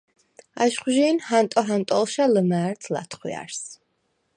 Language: Svan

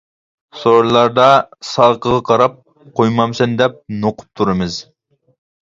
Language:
Uyghur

